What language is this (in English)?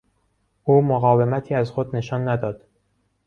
Persian